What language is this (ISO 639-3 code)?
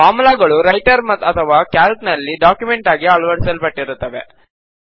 kan